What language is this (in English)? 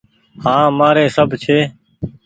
Goaria